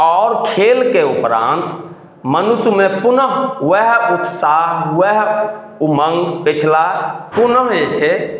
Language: Maithili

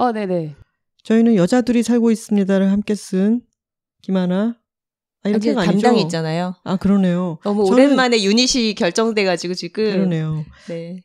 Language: Korean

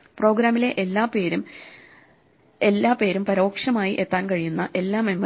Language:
Malayalam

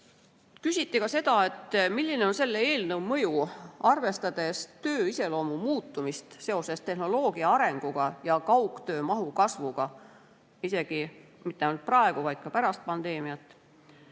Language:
Estonian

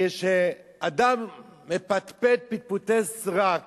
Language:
Hebrew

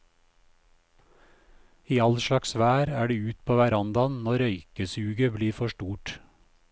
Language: Norwegian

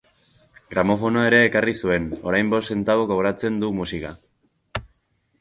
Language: Basque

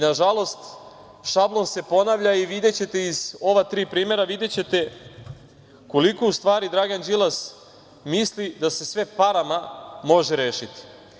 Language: Serbian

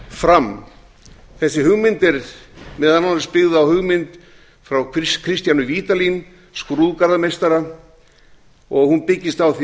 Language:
Icelandic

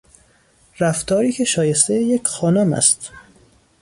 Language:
Persian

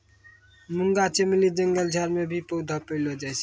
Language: Maithili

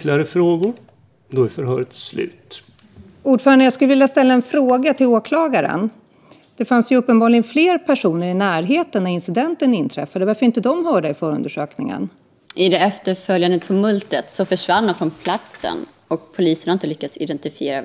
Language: Swedish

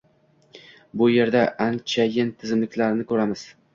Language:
Uzbek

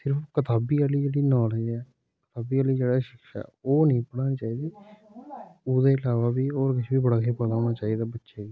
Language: Dogri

